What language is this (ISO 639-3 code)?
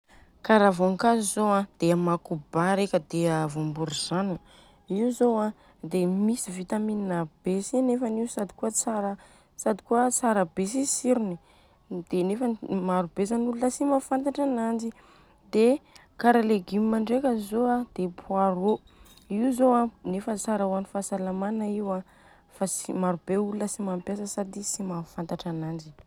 bzc